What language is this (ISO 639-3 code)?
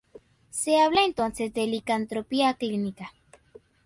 spa